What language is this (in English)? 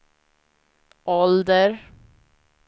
Swedish